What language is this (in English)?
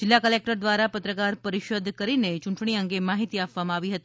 Gujarati